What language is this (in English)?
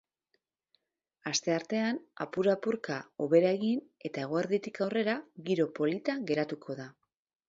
Basque